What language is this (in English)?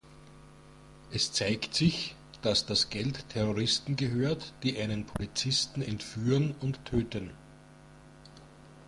German